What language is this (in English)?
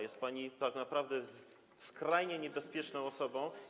Polish